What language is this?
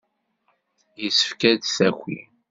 Kabyle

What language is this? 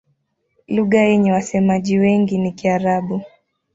Swahili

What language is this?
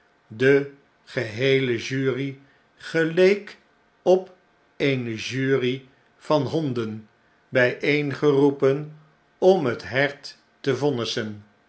Dutch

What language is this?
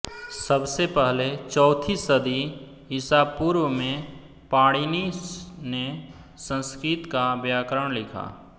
Hindi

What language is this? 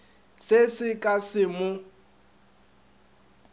Northern Sotho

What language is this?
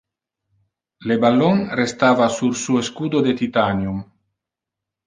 Interlingua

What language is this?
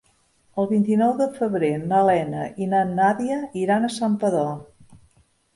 Catalan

